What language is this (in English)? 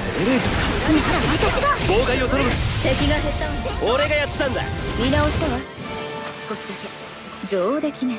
Japanese